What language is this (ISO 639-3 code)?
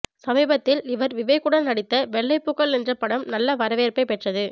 tam